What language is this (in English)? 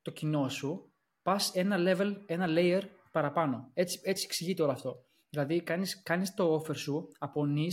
Greek